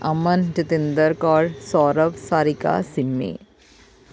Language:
Punjabi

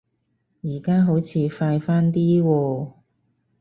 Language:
Cantonese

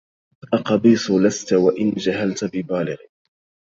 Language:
Arabic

